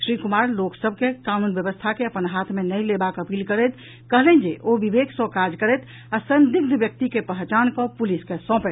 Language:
Maithili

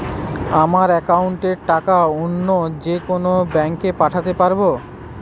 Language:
Bangla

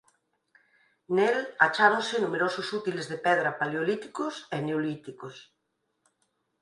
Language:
Galician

